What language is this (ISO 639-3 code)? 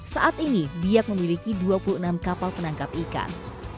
ind